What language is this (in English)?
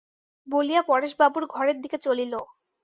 Bangla